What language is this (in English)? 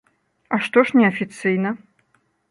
Belarusian